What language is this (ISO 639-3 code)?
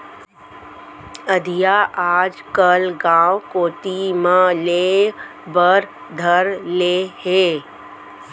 hne